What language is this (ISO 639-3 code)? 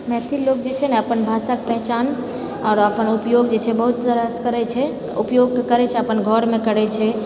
mai